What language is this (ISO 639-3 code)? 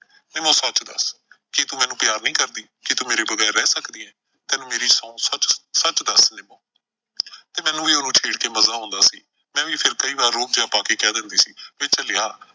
pan